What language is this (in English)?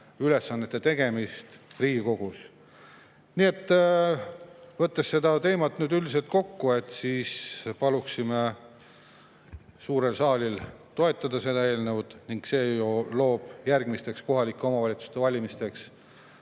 Estonian